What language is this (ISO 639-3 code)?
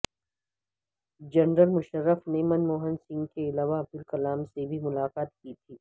urd